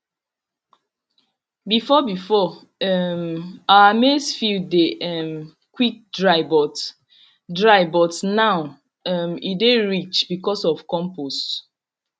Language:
Nigerian Pidgin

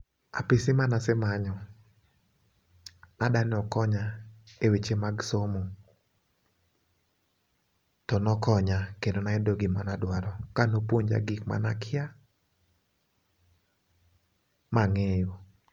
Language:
Luo (Kenya and Tanzania)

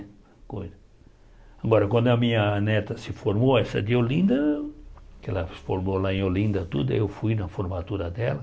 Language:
Portuguese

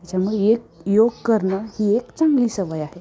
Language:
Marathi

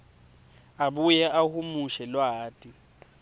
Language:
Swati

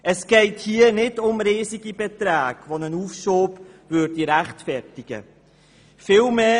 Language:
Swiss German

